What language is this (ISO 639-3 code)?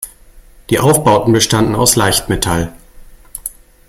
deu